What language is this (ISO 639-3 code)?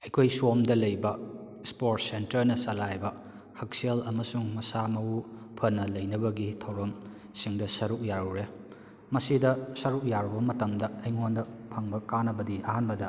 mni